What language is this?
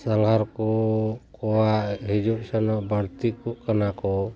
Santali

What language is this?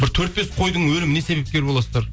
Kazakh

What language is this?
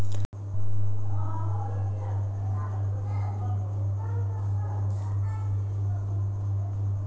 Maithili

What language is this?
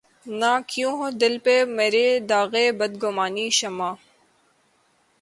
Urdu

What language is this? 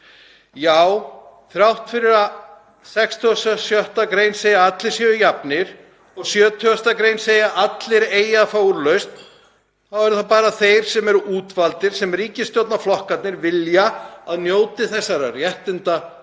Icelandic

